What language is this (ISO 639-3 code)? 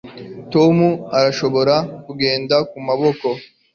kin